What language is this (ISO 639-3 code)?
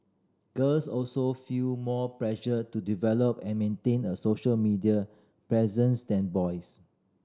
eng